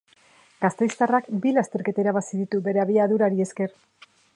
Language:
Basque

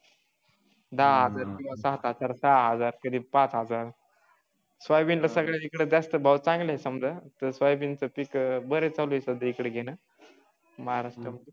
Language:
Marathi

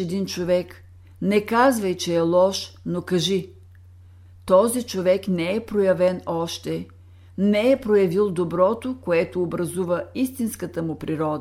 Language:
Bulgarian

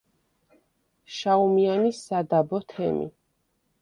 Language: Georgian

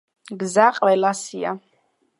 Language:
Georgian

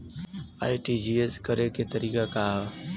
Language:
Bhojpuri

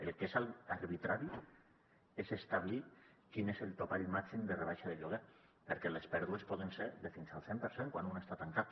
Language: Catalan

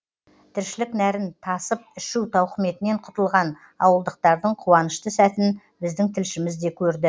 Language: Kazakh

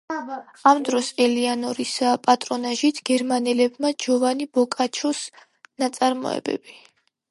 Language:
Georgian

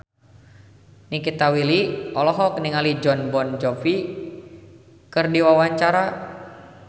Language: Sundanese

